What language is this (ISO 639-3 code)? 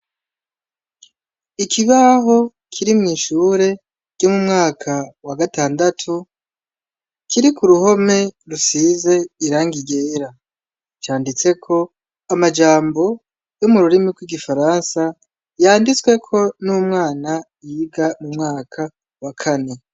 run